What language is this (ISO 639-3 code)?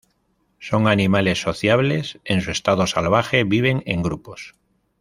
spa